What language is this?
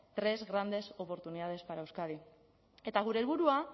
Basque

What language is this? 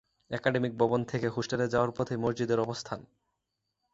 Bangla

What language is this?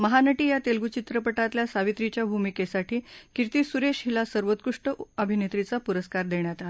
Marathi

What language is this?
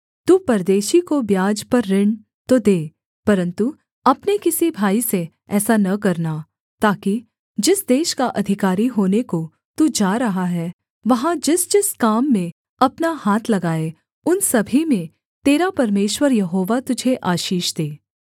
Hindi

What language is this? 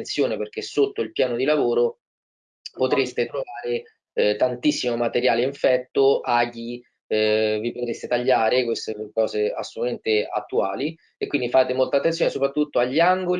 Italian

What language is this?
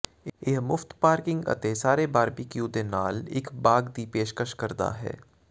Punjabi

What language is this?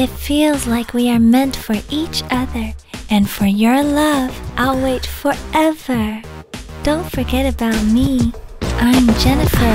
English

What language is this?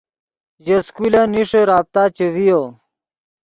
Yidgha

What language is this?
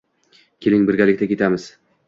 Uzbek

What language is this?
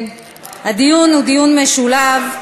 Hebrew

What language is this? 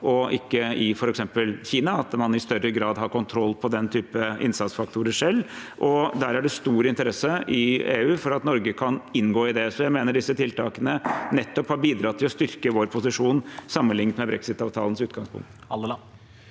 Norwegian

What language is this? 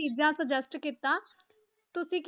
Punjabi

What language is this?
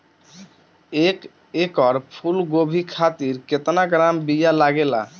Bhojpuri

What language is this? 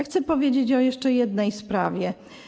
Polish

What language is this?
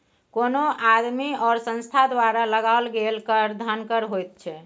Maithili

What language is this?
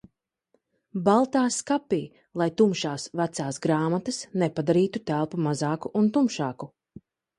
Latvian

